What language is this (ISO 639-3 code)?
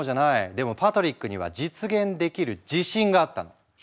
jpn